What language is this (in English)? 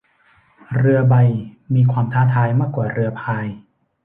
Thai